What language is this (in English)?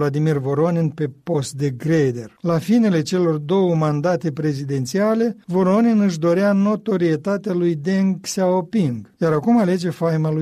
Romanian